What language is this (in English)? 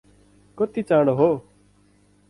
Nepali